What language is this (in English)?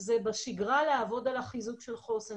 Hebrew